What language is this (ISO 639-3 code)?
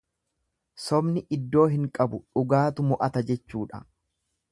orm